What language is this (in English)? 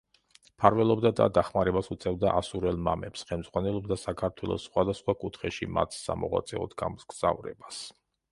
Georgian